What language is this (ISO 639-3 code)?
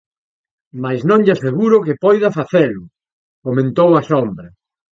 glg